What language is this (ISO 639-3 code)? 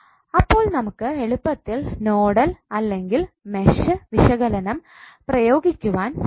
mal